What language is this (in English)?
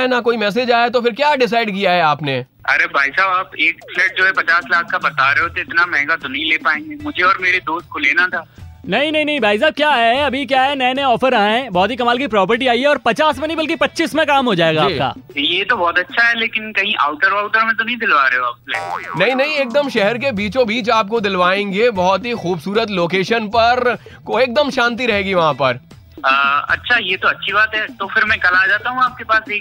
Hindi